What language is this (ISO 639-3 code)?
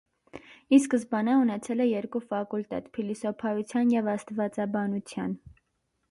hye